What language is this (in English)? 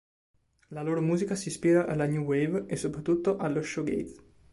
Italian